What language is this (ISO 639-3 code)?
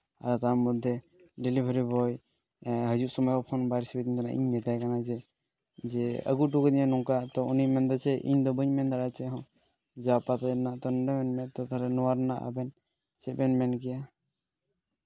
sat